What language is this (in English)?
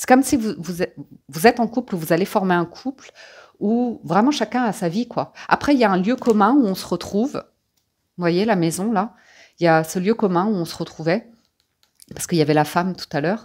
French